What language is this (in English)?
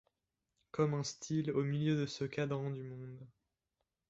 French